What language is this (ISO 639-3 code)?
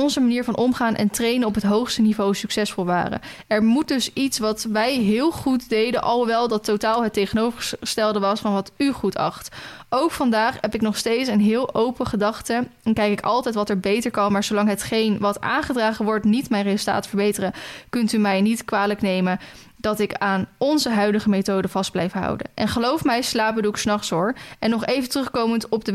nld